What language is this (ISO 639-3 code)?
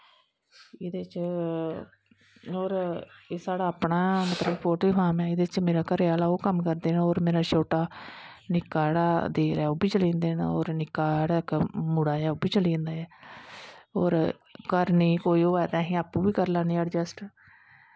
doi